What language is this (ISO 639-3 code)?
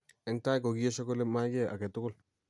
kln